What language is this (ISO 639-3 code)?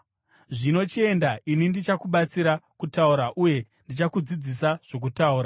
sna